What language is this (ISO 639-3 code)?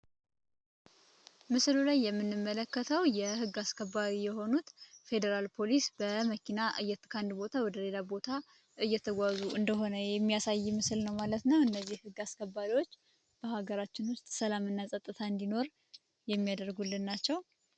amh